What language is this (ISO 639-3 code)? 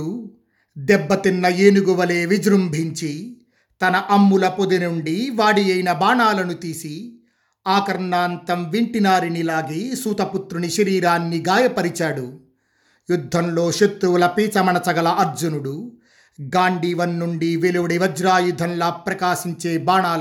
tel